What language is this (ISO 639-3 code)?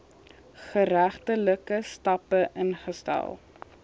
afr